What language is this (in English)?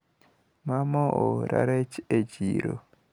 Luo (Kenya and Tanzania)